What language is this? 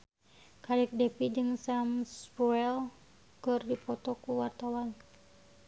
Sundanese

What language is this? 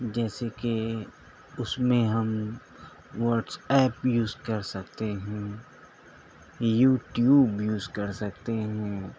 Urdu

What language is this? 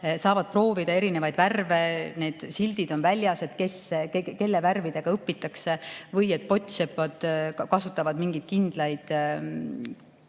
Estonian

